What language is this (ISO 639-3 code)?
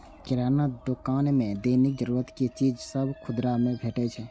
mai